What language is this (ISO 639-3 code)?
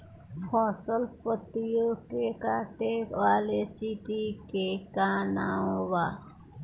bho